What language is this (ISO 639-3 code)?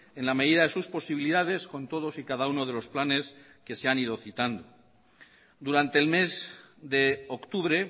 spa